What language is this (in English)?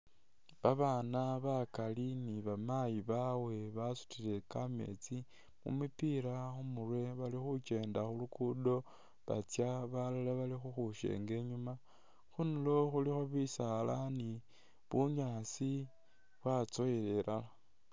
Masaaba